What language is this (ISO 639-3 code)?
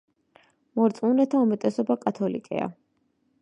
kat